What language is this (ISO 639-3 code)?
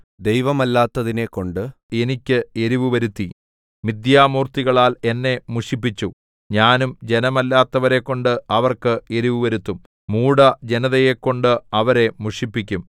mal